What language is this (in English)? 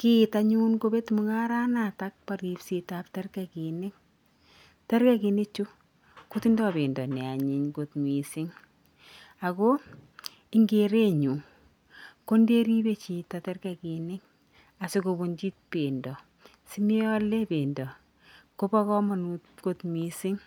Kalenjin